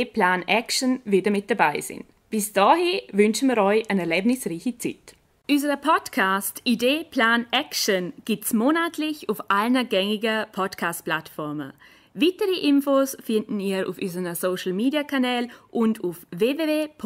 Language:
German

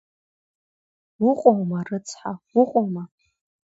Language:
Abkhazian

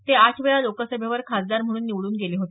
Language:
Marathi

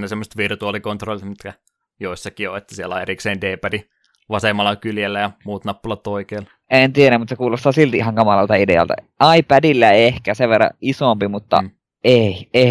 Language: Finnish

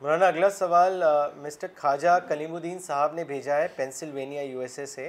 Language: Urdu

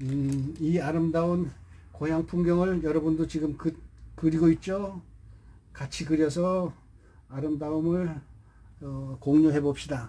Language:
Korean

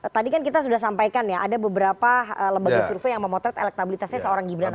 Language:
Indonesian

